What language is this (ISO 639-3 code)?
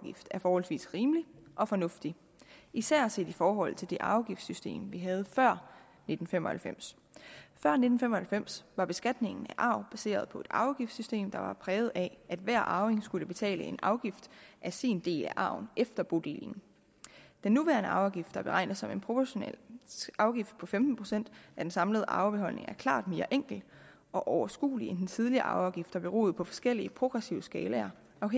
dan